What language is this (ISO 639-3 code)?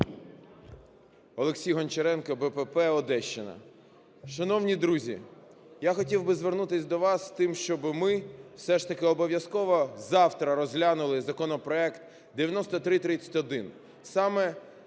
ukr